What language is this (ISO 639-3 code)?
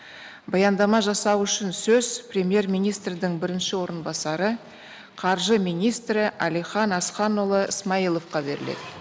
kaz